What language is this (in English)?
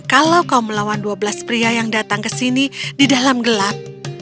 Indonesian